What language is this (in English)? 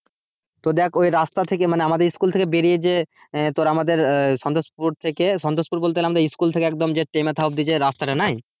Bangla